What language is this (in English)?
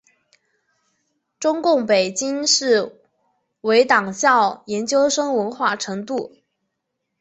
Chinese